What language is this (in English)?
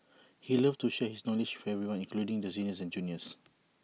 English